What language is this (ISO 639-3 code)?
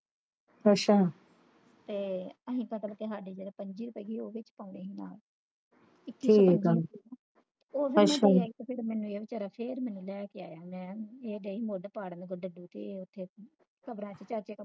pan